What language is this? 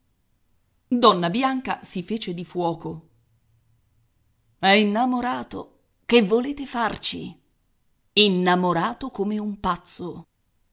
Italian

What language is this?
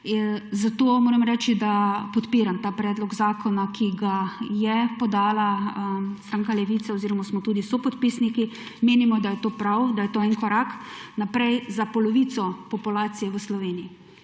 Slovenian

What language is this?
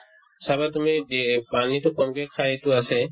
Assamese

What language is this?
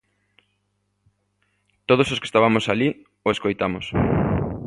Galician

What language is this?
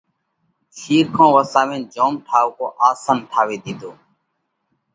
Parkari Koli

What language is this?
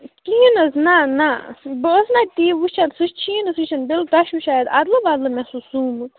Kashmiri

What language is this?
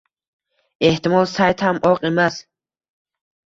Uzbek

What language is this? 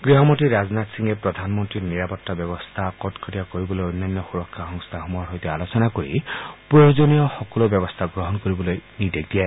Assamese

